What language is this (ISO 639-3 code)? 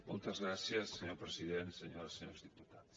cat